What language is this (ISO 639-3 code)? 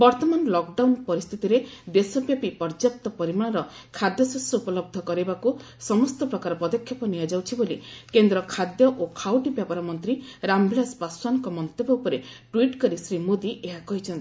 ori